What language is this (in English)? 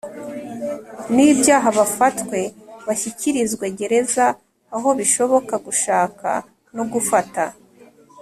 Kinyarwanda